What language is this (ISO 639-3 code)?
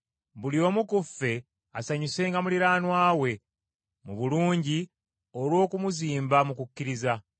lug